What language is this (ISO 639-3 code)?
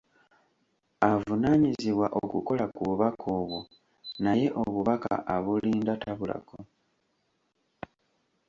lug